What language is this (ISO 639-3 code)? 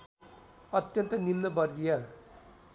nep